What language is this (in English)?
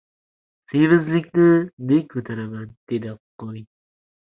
Uzbek